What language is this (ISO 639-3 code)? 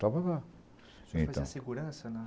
por